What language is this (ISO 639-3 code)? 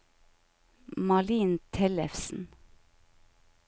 nor